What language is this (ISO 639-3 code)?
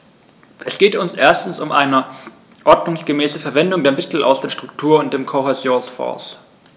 deu